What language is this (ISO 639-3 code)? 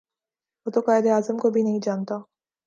urd